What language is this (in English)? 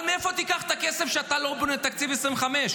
Hebrew